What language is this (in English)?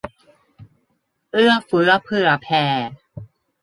Thai